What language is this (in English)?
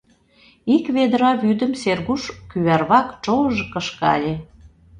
Mari